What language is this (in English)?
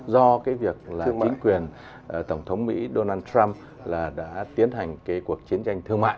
Vietnamese